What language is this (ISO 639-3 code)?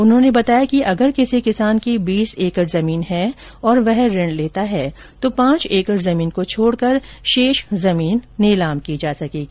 hin